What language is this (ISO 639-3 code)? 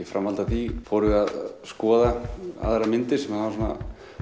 isl